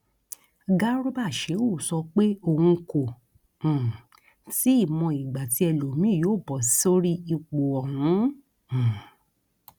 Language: Yoruba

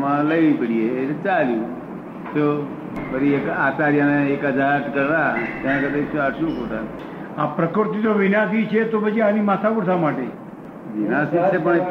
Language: Gujarati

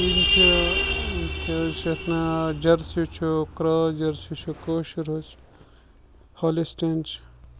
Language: Kashmiri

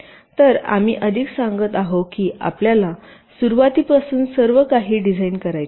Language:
Marathi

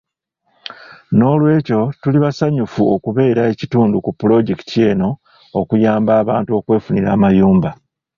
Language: Ganda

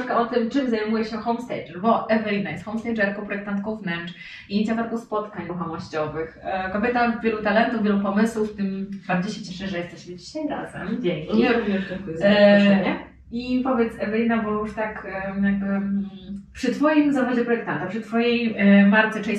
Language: Polish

